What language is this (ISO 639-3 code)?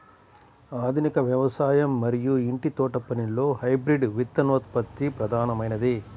tel